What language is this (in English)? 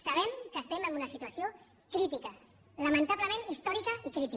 Catalan